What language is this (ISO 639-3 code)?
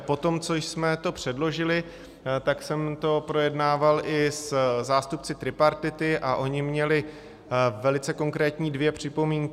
ces